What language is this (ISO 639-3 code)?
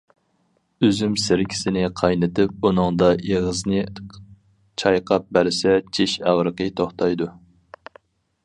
uig